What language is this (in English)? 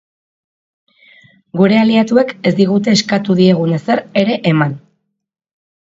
Basque